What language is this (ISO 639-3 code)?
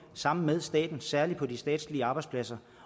dan